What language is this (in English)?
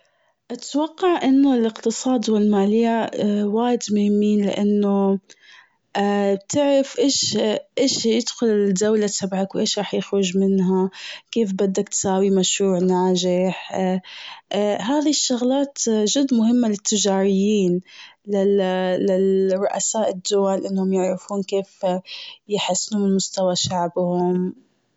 Gulf Arabic